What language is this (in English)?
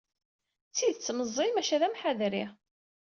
Kabyle